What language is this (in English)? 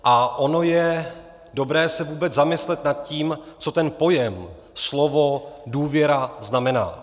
Czech